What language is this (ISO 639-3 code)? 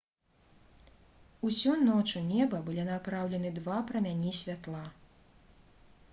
bel